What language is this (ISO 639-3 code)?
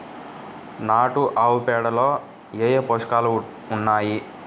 tel